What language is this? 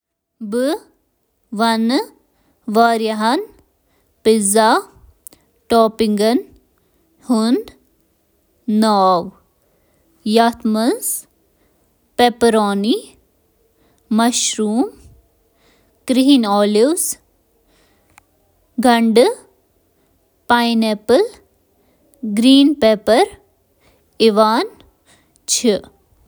Kashmiri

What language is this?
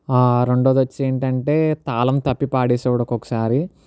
Telugu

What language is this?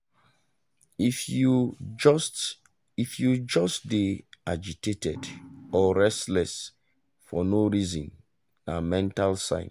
Nigerian Pidgin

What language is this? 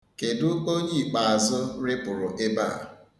Igbo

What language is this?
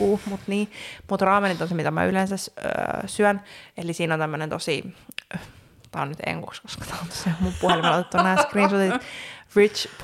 Finnish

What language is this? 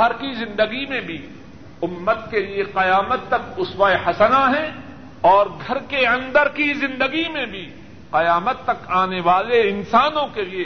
Urdu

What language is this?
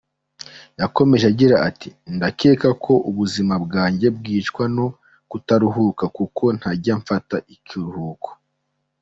Kinyarwanda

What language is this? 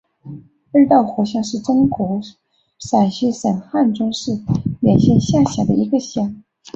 Chinese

